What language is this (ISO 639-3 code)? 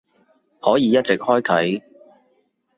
yue